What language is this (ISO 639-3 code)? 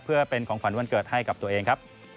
tha